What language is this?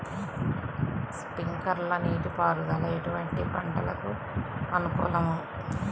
Telugu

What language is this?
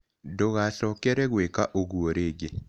Kikuyu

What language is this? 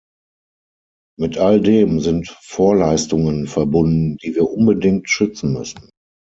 German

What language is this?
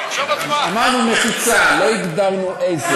Hebrew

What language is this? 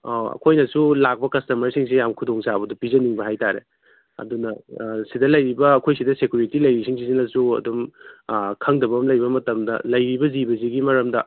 Manipuri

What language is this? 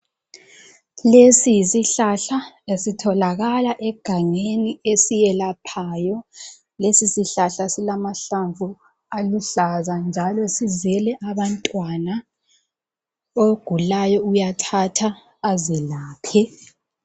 North Ndebele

